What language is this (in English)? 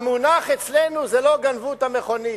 Hebrew